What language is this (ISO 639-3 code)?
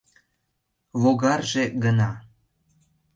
chm